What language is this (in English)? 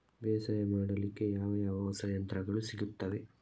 Kannada